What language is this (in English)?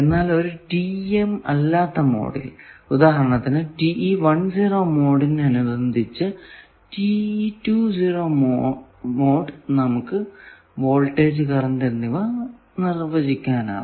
Malayalam